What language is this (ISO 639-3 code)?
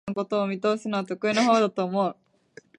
jpn